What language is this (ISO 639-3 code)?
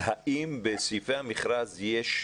heb